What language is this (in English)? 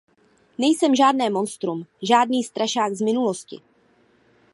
Czech